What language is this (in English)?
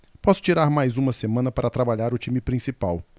Portuguese